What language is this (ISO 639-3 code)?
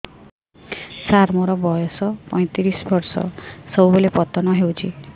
ori